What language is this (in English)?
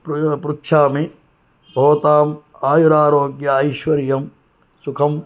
Sanskrit